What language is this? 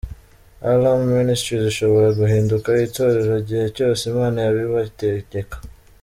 Kinyarwanda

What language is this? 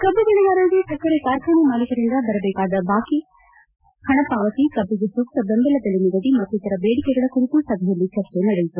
Kannada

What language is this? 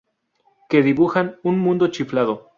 Spanish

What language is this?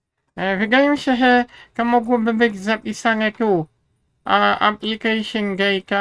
Polish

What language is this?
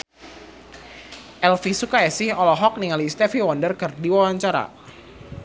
Sundanese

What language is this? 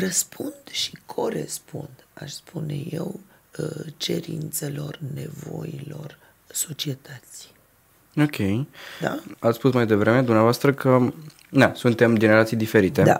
Romanian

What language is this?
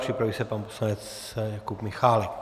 Czech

